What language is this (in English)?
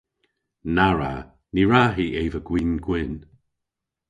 Cornish